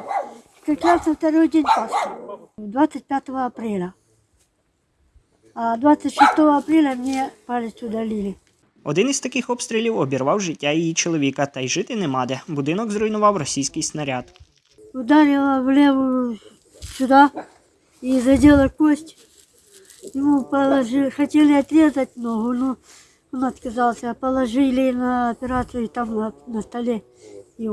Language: Ukrainian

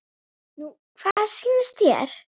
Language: Icelandic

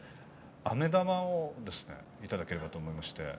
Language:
Japanese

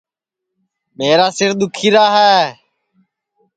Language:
Sansi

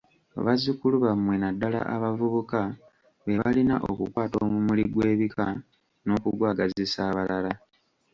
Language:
Ganda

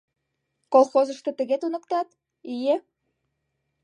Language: Mari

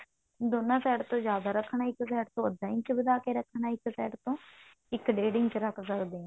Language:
Punjabi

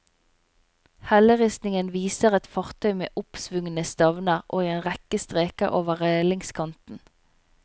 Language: Norwegian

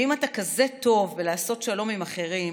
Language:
Hebrew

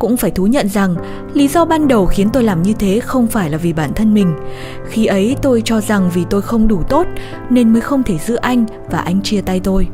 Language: Vietnamese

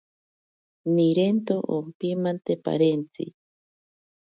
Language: Ashéninka Perené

